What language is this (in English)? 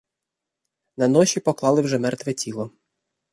Ukrainian